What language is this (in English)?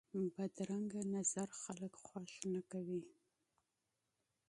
Pashto